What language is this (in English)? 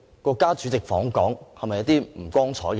Cantonese